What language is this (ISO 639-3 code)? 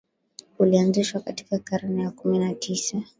swa